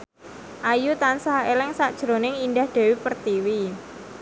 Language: Javanese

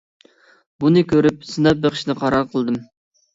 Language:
Uyghur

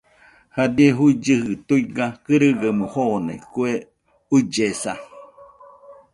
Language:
Nüpode Huitoto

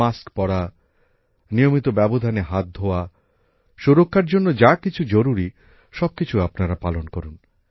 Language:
Bangla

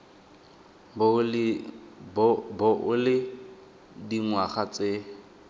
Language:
Tswana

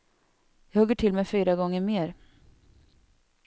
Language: Swedish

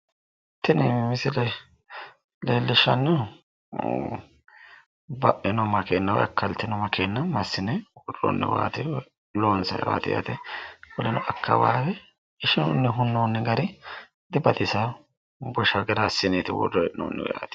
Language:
Sidamo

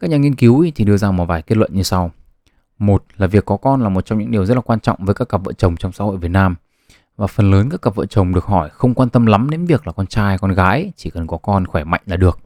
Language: Vietnamese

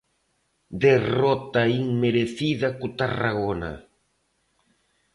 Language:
Galician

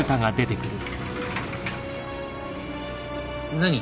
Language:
Japanese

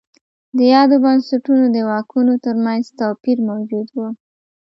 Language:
Pashto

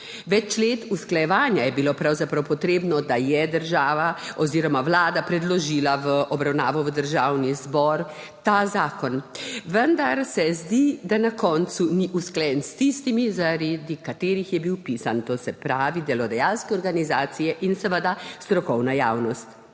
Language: Slovenian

